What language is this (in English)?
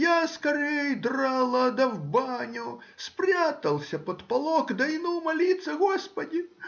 Russian